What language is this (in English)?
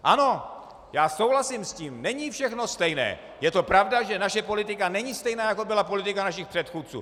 Czech